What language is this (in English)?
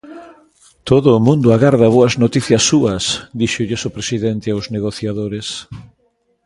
Galician